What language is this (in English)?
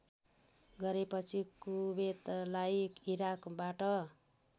Nepali